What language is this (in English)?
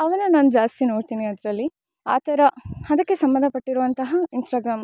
Kannada